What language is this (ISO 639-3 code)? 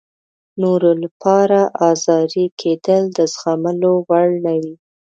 pus